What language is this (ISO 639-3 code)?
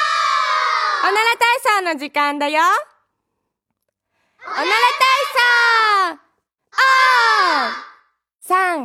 zho